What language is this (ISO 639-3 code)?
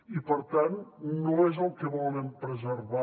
cat